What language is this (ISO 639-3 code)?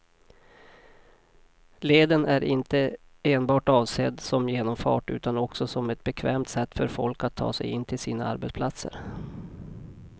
swe